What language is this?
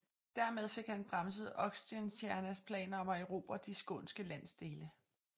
Danish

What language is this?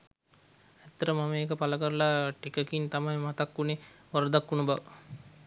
Sinhala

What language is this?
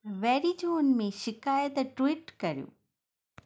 Sindhi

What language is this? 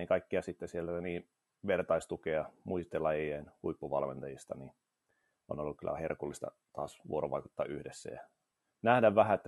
Finnish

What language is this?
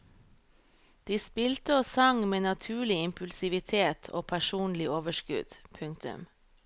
Norwegian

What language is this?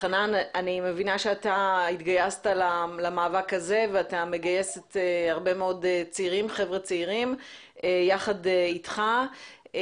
Hebrew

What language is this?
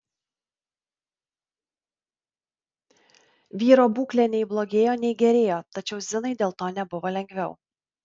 Lithuanian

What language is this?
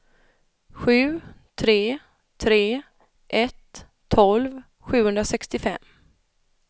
Swedish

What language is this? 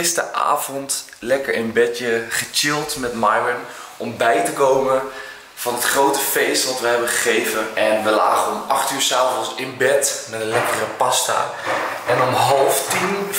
Dutch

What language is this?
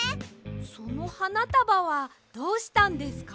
Japanese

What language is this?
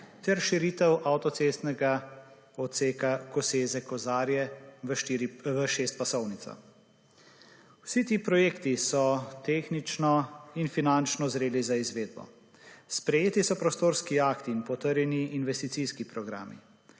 Slovenian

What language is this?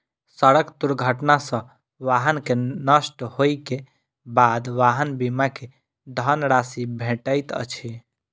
Maithili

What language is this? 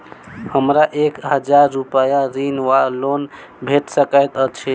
Maithili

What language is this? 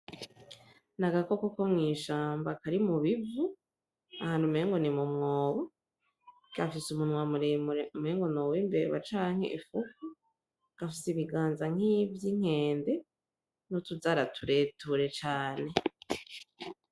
Rundi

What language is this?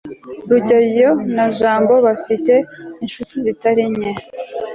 Kinyarwanda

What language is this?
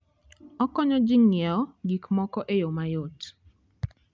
Luo (Kenya and Tanzania)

